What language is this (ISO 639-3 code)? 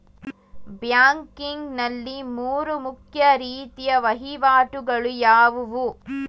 kan